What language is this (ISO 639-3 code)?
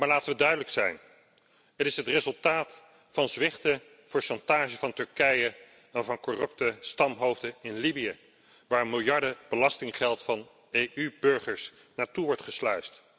nld